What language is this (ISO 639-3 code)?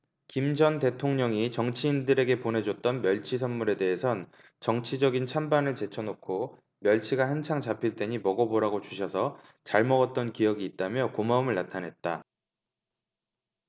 kor